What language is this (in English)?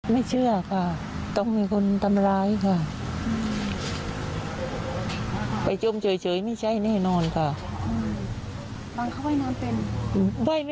Thai